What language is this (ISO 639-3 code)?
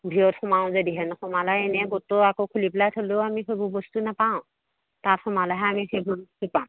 asm